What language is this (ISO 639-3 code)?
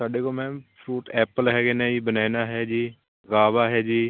pan